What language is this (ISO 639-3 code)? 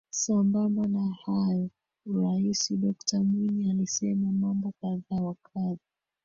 swa